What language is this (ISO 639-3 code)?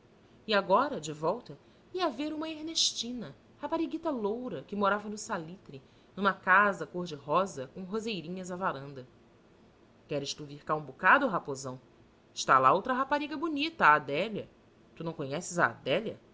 por